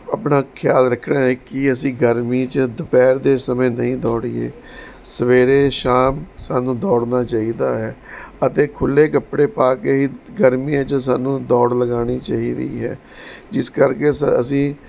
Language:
Punjabi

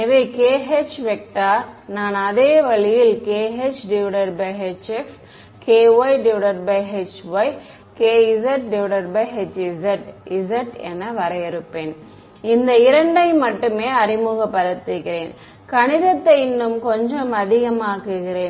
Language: Tamil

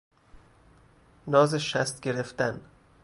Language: Persian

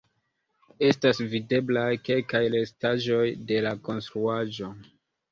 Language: Esperanto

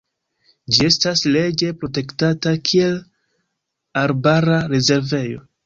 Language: Esperanto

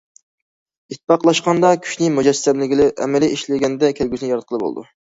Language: Uyghur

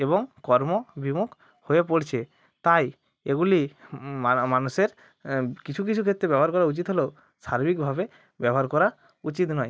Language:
Bangla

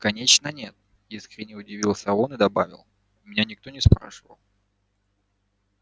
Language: Russian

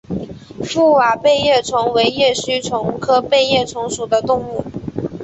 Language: Chinese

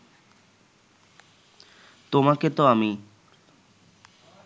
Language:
Bangla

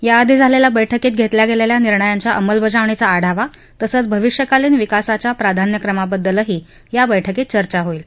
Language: Marathi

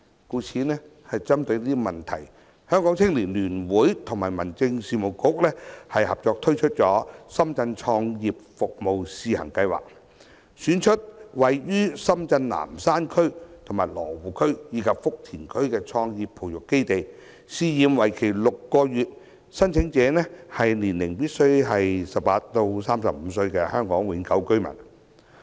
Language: Cantonese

